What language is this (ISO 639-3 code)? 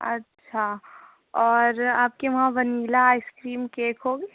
urd